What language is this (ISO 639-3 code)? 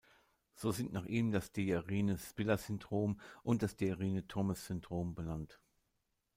deu